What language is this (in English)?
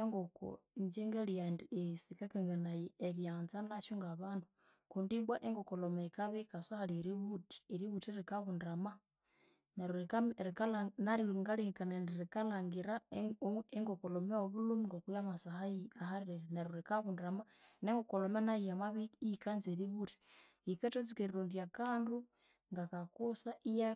Konzo